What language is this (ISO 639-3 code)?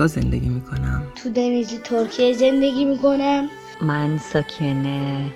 fas